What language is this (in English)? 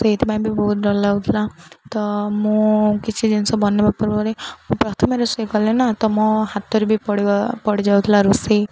Odia